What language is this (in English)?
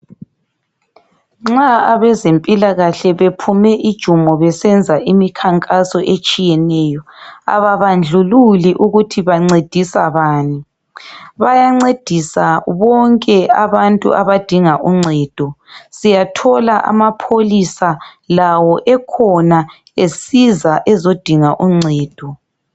North Ndebele